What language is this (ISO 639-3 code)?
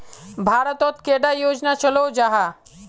mag